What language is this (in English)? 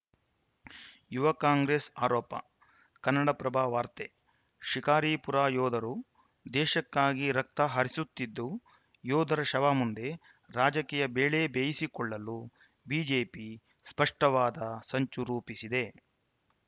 Kannada